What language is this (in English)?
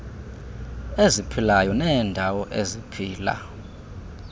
Xhosa